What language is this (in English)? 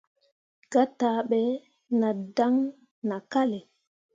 Mundang